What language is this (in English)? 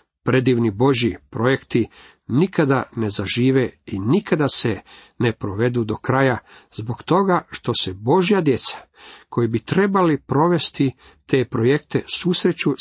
Croatian